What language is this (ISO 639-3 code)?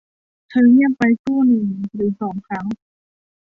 tha